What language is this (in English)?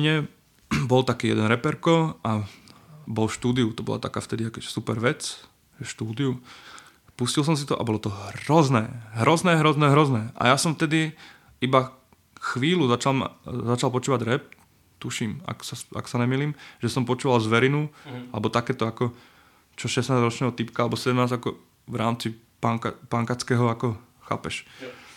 Czech